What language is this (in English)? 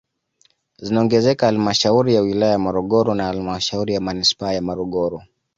Swahili